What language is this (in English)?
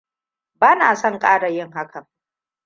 Hausa